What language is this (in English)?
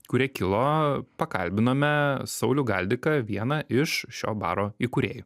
Lithuanian